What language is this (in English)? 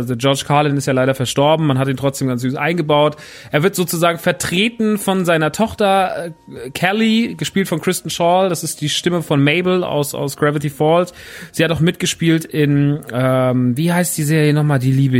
German